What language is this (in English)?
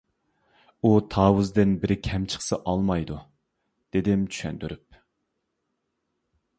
Uyghur